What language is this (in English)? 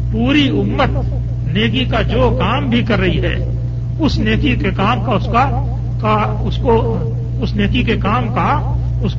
Urdu